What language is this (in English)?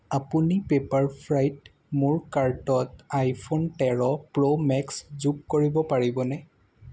Assamese